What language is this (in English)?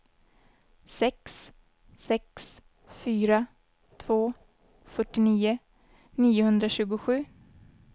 Swedish